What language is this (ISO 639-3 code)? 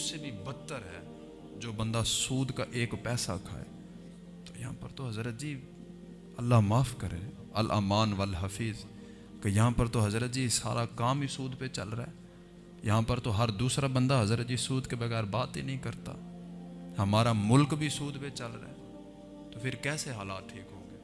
urd